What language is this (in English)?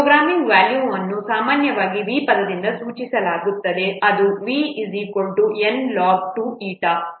Kannada